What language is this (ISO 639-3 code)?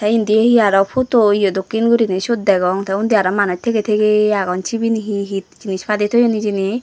ccp